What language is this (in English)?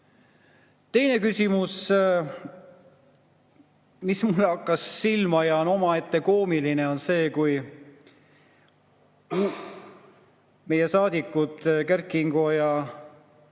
Estonian